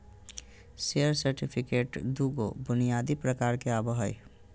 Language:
Magahi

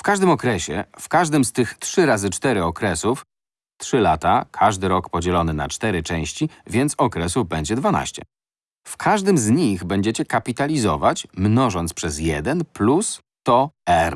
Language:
Polish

